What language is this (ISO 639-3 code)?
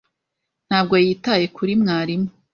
kin